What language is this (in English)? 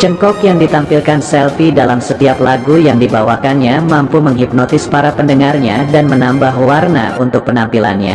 Indonesian